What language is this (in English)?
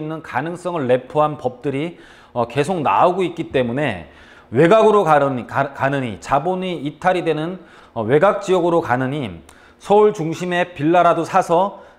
Korean